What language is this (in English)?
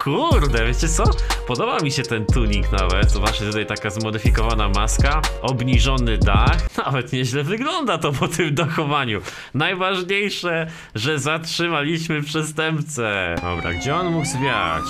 Polish